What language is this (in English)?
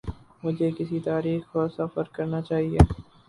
Urdu